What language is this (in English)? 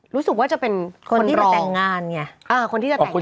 Thai